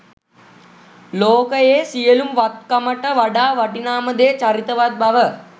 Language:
Sinhala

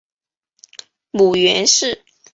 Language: Chinese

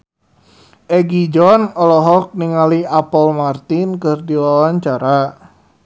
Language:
Sundanese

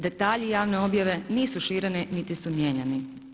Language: Croatian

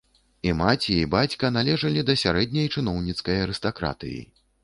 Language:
Belarusian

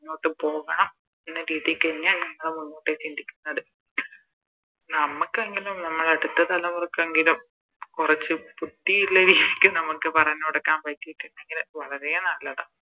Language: Malayalam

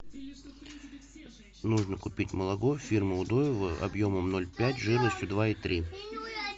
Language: Russian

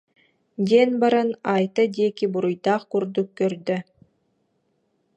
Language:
Yakut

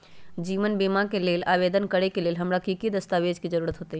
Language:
Magahi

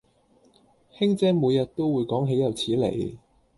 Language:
Cantonese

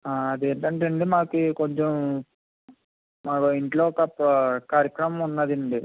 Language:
Telugu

